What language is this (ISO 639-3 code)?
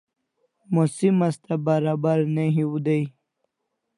kls